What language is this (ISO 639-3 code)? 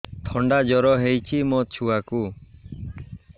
ori